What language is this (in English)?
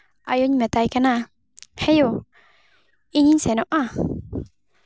Santali